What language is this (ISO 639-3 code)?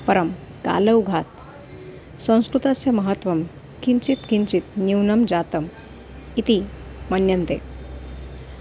san